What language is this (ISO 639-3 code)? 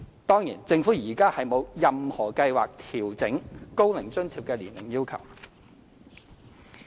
yue